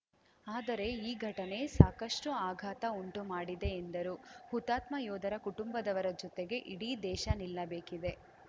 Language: Kannada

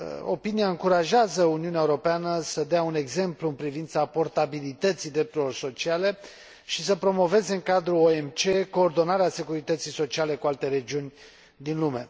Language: Romanian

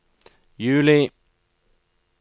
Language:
Norwegian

